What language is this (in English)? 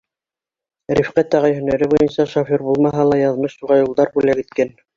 Bashkir